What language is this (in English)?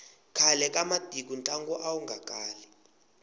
Tsonga